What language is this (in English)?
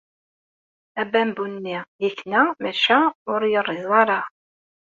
Kabyle